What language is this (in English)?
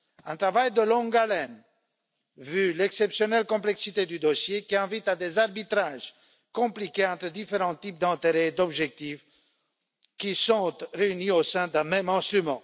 French